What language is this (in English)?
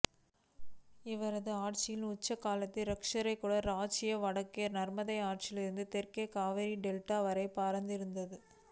Tamil